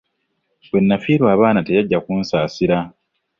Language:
Ganda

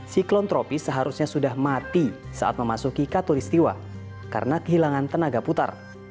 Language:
Indonesian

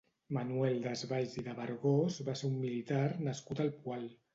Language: Catalan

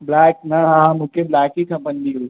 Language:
Sindhi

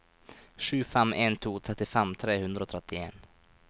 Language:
Norwegian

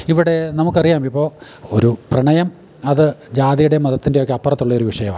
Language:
Malayalam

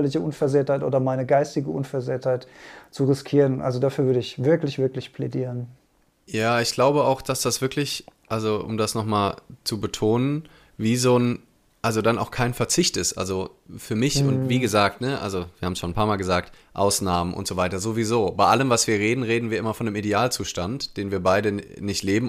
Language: German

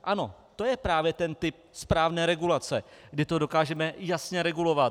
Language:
Czech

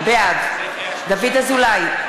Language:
Hebrew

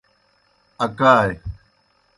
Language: Kohistani Shina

